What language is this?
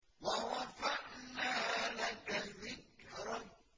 Arabic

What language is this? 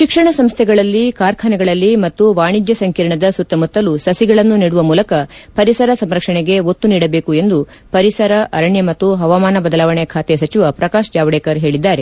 Kannada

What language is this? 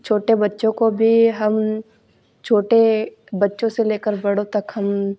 Hindi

